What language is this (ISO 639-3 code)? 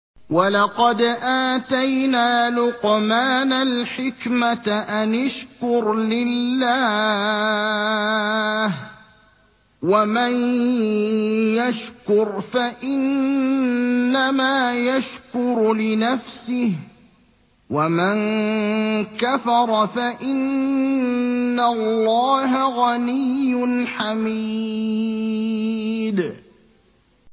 ara